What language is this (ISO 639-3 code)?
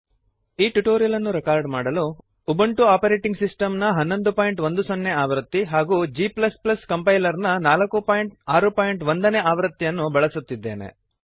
kan